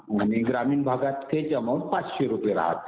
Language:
Marathi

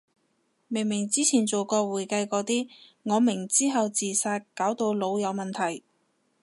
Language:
Cantonese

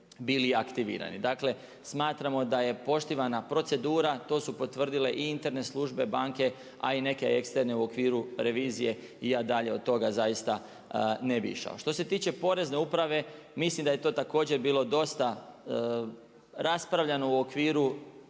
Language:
Croatian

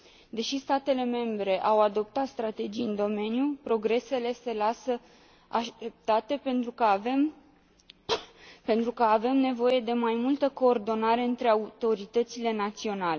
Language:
Romanian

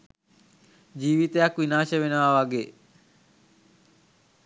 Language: Sinhala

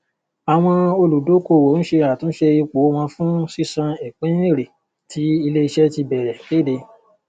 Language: Yoruba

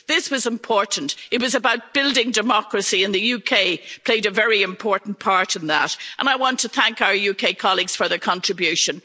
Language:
English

